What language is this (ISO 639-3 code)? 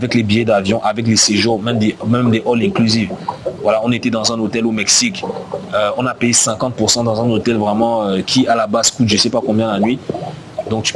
fra